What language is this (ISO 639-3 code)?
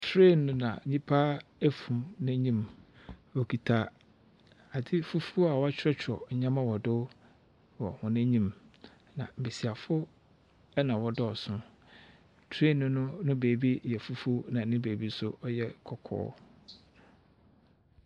aka